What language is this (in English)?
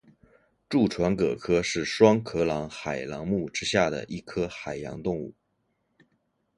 Chinese